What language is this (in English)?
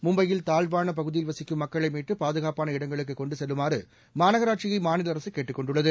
Tamil